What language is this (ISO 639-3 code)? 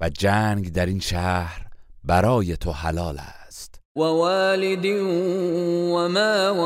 fas